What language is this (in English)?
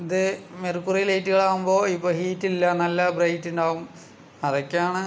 Malayalam